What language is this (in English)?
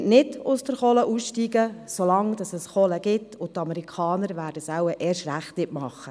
Swiss German